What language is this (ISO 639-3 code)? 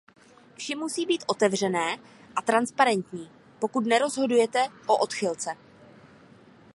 ces